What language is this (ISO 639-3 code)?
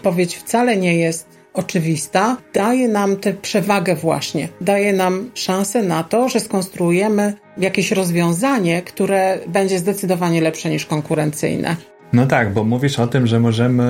pol